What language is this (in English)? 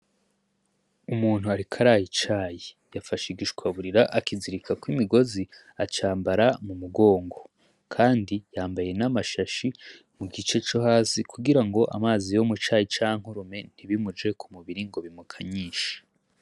Rundi